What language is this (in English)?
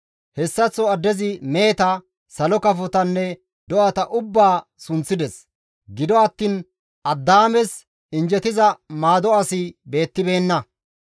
Gamo